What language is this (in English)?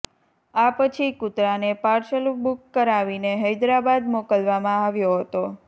Gujarati